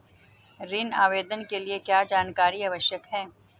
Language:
Hindi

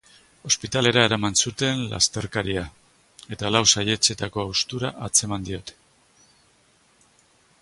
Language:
Basque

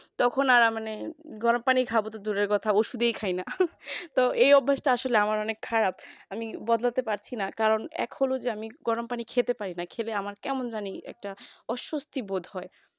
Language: Bangla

